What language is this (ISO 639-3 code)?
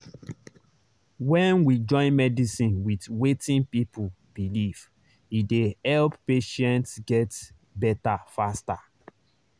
pcm